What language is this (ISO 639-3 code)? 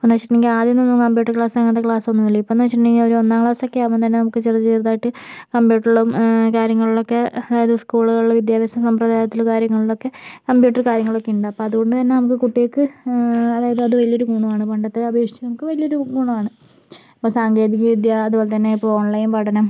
mal